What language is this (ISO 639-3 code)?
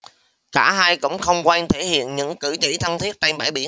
vie